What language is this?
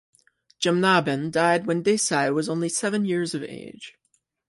English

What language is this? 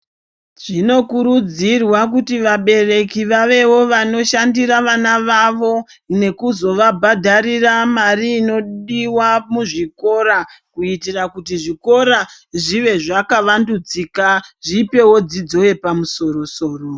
Ndau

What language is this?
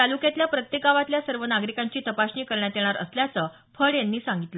Marathi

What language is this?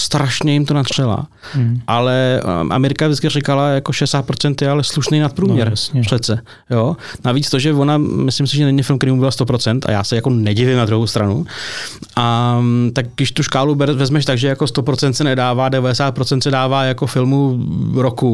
Czech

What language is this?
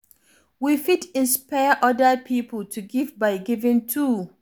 Nigerian Pidgin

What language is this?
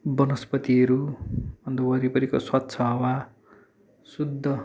Nepali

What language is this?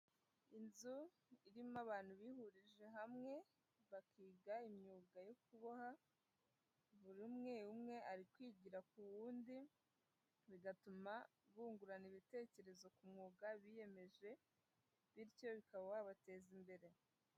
Kinyarwanda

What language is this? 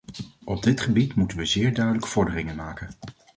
Dutch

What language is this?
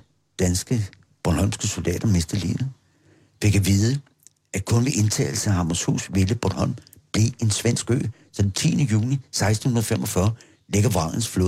Danish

